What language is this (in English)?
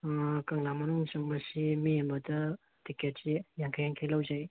Manipuri